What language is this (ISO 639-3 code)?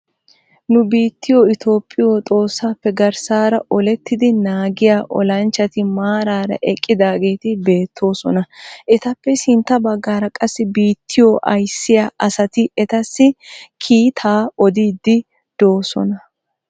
wal